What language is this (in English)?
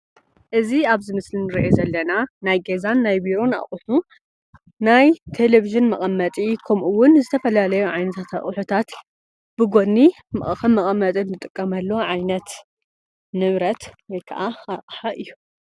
Tigrinya